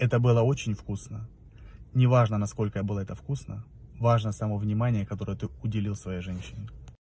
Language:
Russian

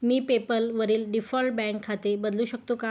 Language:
Marathi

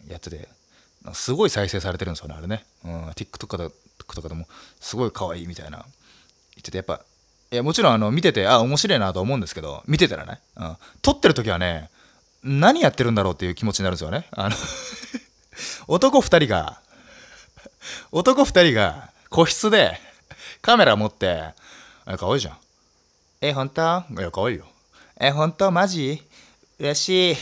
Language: Japanese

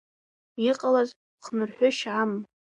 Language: Abkhazian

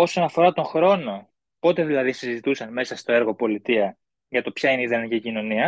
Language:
Greek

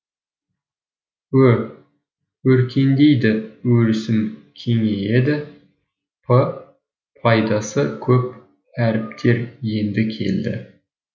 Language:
Kazakh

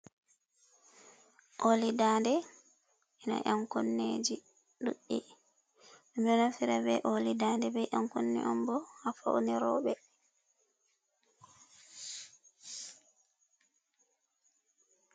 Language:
Fula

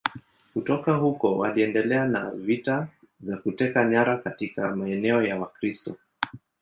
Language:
Swahili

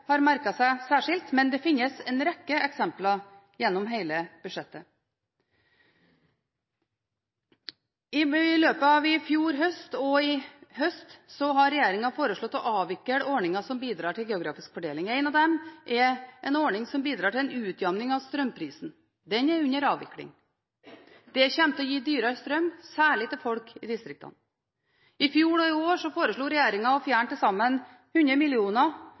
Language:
Norwegian Bokmål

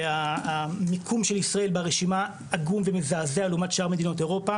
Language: Hebrew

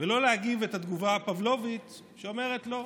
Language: Hebrew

